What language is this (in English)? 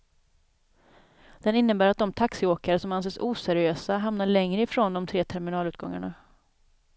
Swedish